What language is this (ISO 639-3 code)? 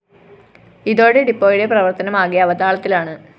mal